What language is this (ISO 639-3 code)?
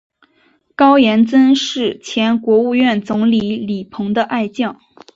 zho